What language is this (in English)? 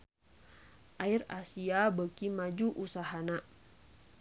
Sundanese